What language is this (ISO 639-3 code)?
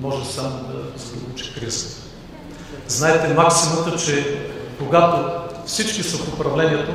bul